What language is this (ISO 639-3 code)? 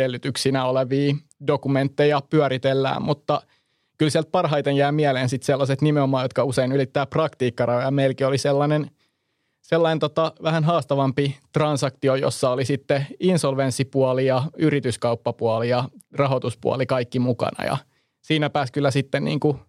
fin